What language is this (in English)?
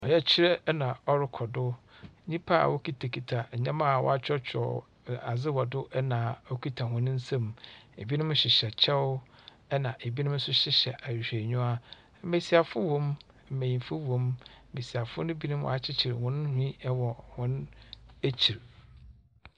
Akan